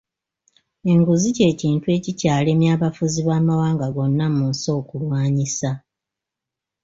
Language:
Ganda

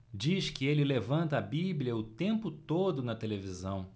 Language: Portuguese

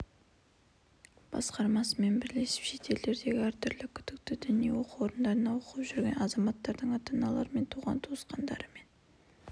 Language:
Kazakh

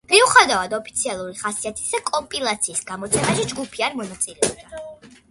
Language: Georgian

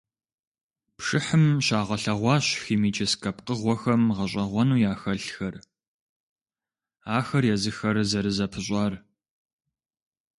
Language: Kabardian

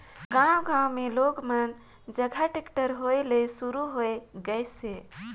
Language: Chhattisgarhi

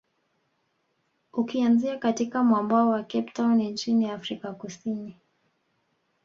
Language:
Swahili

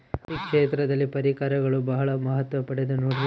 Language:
Kannada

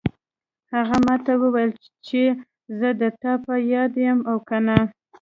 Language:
Pashto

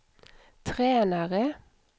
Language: Swedish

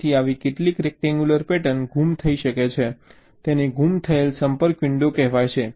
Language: Gujarati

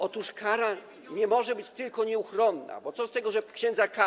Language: Polish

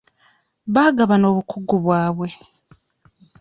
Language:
Ganda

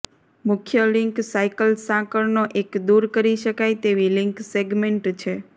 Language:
Gujarati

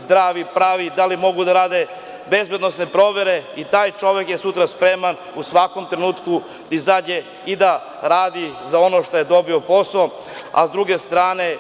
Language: Serbian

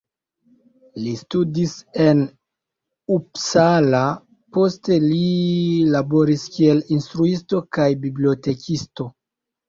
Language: Esperanto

